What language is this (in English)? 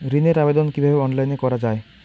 Bangla